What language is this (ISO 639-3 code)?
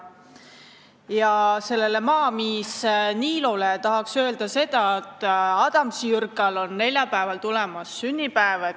est